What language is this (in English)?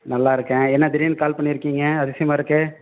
Tamil